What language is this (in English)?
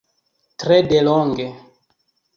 Esperanto